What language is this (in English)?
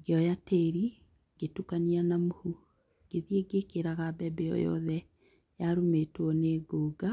Kikuyu